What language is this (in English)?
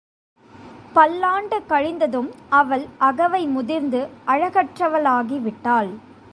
Tamil